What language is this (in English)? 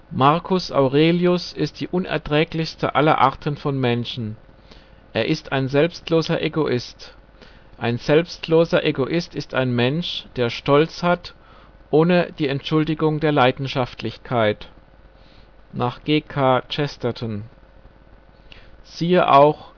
German